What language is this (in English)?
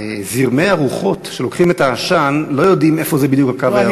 Hebrew